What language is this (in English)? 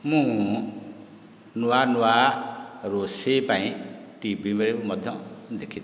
Odia